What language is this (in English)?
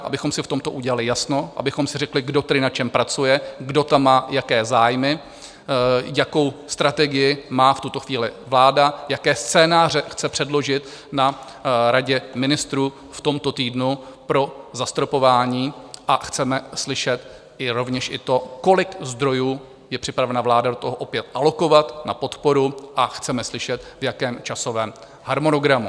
Czech